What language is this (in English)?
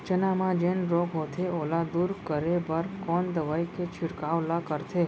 Chhattisgarhi